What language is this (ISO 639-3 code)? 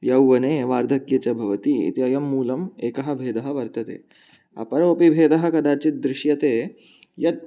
san